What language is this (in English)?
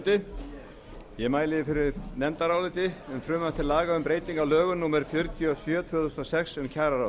Icelandic